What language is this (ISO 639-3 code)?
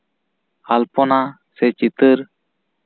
sat